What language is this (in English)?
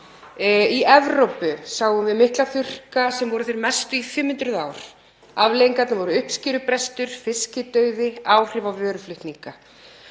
Icelandic